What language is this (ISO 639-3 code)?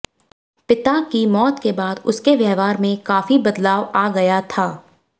hin